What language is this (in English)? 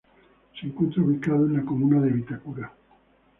Spanish